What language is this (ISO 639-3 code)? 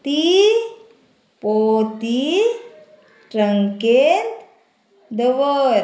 kok